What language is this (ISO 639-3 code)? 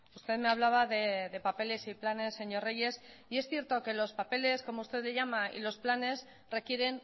spa